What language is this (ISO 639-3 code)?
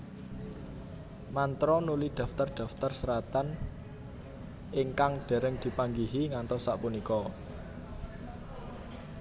jav